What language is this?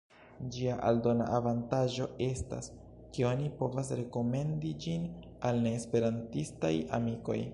Esperanto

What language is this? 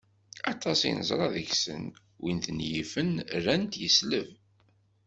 Kabyle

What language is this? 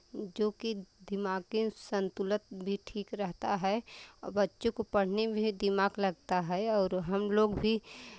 Hindi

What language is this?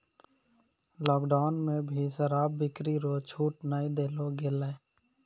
Maithili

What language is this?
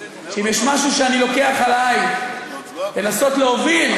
Hebrew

